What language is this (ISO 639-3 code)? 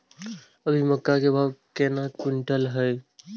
mai